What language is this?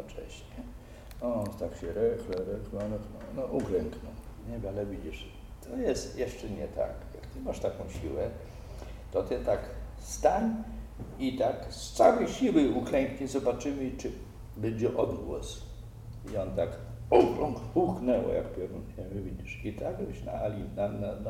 Polish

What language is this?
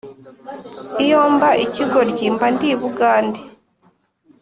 Kinyarwanda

